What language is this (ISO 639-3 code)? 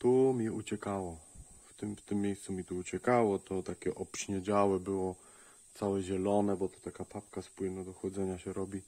pol